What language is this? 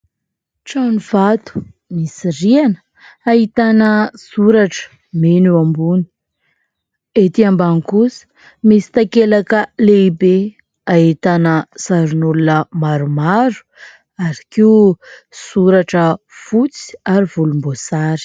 Malagasy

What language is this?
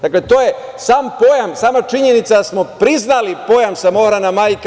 Serbian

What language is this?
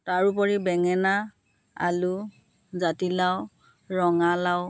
Assamese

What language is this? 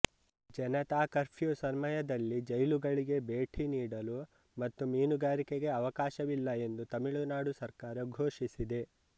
Kannada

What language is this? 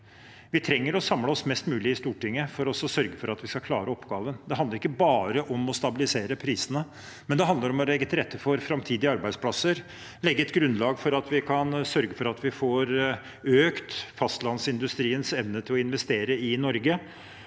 Norwegian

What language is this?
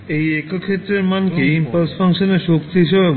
Bangla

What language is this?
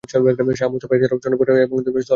Bangla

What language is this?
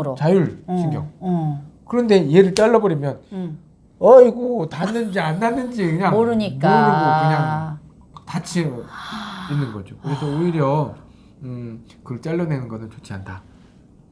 Korean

